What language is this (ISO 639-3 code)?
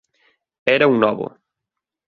glg